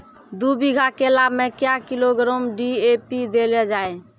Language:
Maithili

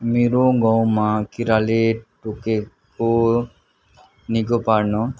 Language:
Nepali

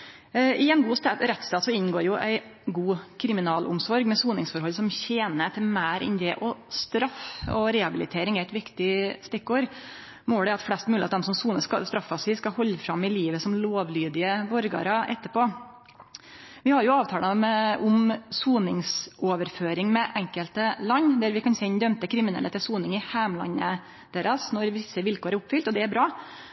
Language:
Norwegian Nynorsk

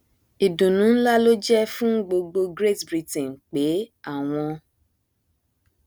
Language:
Yoruba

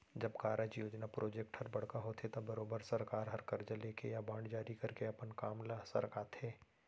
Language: Chhattisgarhi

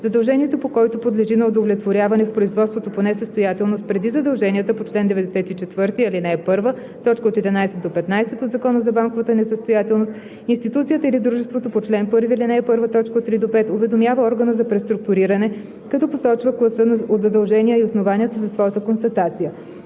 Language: Bulgarian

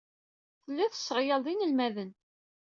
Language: Kabyle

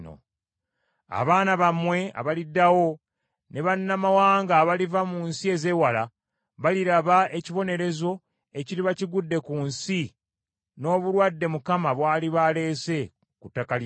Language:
Ganda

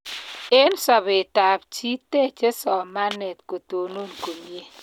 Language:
Kalenjin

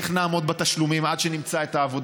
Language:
Hebrew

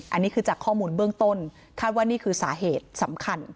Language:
Thai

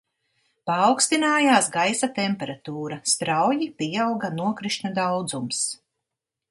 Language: Latvian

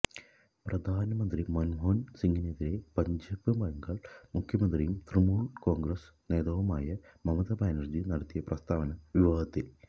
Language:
Malayalam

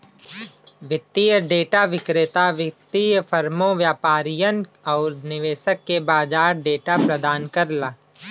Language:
Bhojpuri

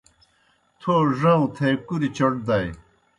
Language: Kohistani Shina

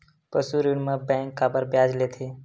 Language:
Chhattisgarhi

